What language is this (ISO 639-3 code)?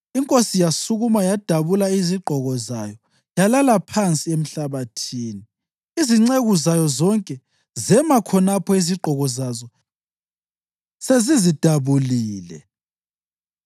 nde